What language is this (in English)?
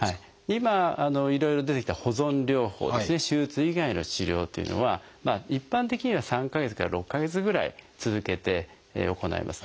Japanese